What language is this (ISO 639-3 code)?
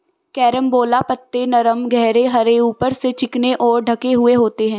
hin